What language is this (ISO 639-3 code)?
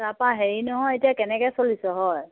asm